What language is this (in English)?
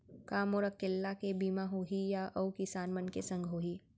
Chhattisgarhi